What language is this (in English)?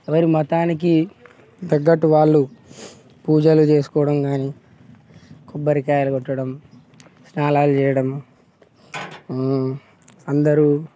Telugu